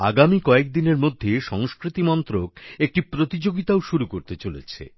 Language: Bangla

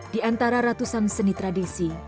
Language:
Indonesian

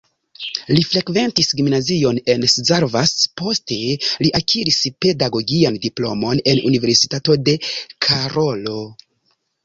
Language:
Esperanto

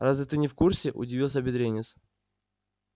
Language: Russian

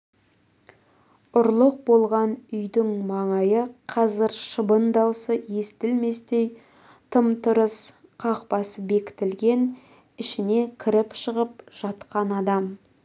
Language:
Kazakh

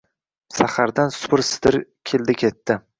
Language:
Uzbek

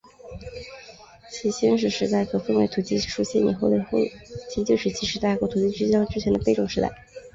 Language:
Chinese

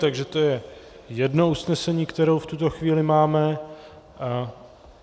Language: Czech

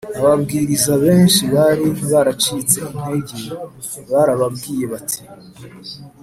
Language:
Kinyarwanda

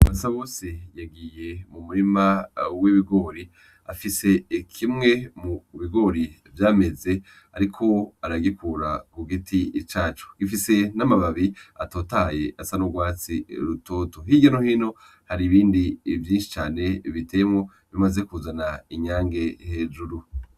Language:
Rundi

